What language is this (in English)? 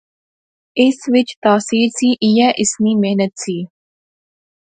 Pahari-Potwari